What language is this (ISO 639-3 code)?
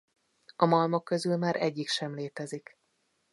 hun